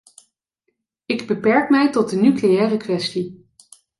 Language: Dutch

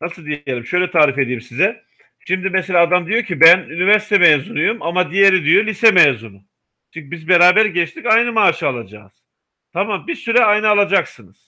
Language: Turkish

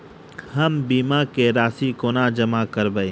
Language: Maithili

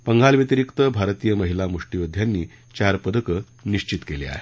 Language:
Marathi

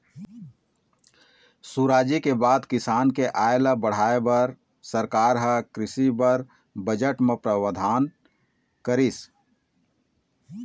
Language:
Chhattisgarhi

